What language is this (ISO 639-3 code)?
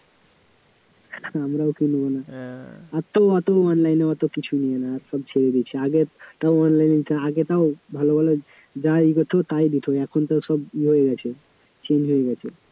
ben